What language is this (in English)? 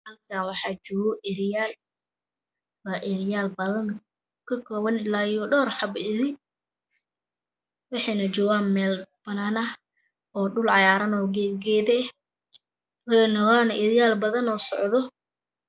Somali